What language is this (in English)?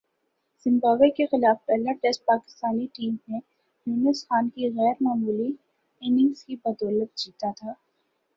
Urdu